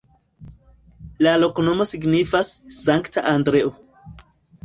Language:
Esperanto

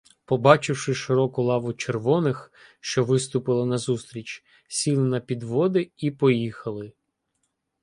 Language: Ukrainian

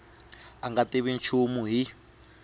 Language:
Tsonga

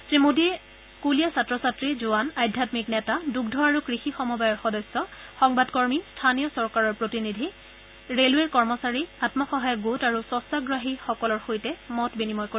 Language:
Assamese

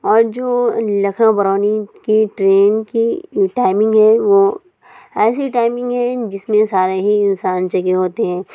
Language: Urdu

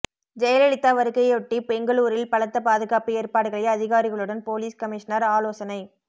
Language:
Tamil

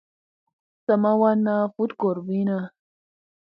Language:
Musey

